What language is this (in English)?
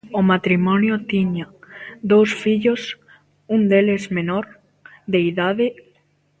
Galician